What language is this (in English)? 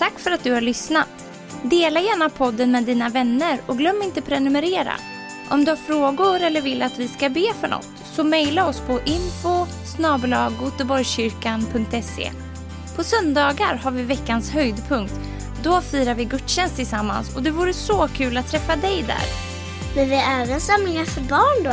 Swedish